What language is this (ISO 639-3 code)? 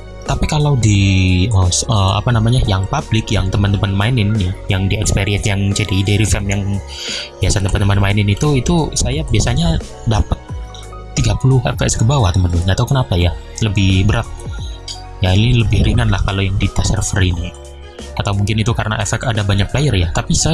ind